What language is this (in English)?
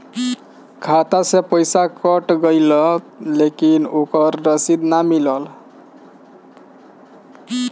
Bhojpuri